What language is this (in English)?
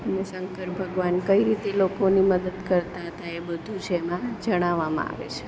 Gujarati